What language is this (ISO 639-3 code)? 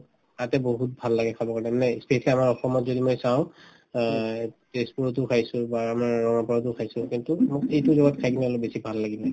asm